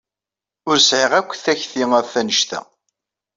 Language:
Kabyle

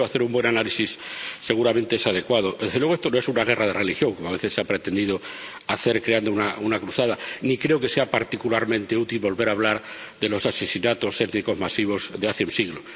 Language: Spanish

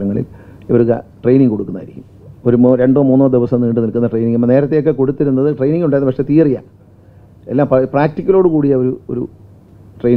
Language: Malayalam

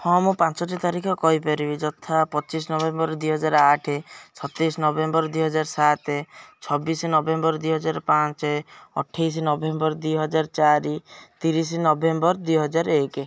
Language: Odia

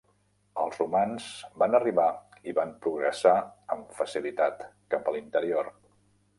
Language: Catalan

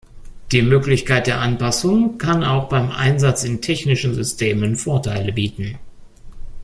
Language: German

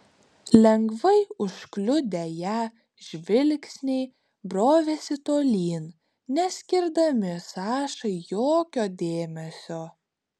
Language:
Lithuanian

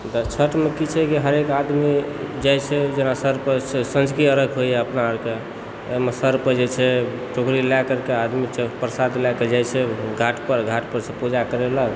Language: Maithili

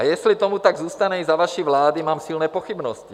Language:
Czech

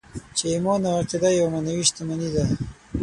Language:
Pashto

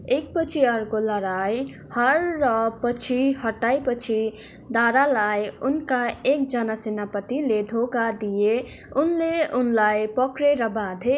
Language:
Nepali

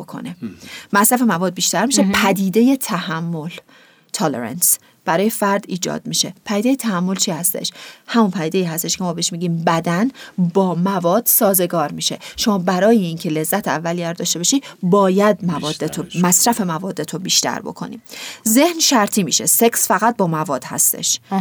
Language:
Persian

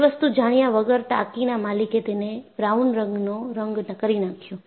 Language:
Gujarati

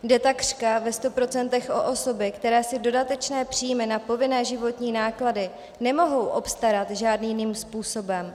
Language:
Czech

